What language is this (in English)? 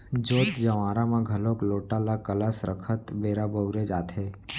Chhattisgarhi